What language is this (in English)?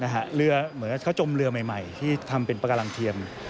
Thai